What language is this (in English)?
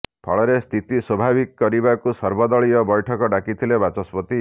Odia